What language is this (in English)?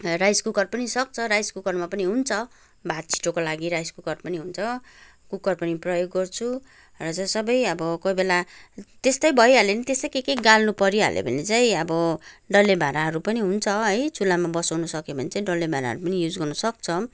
Nepali